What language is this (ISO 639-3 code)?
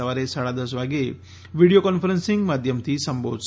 guj